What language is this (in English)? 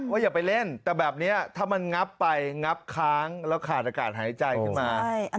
Thai